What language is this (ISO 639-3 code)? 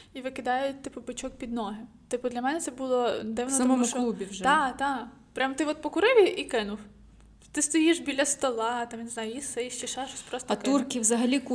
ukr